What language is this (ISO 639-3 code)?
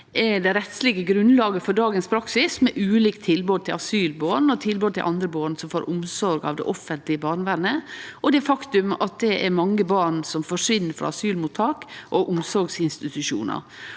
nor